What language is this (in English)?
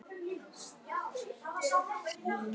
Icelandic